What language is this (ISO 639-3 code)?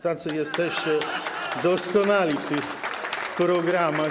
pol